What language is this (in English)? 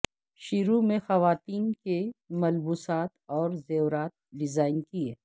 Urdu